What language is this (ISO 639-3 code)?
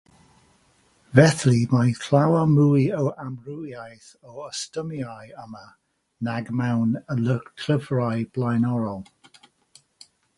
cym